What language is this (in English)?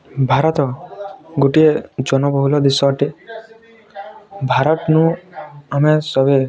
Odia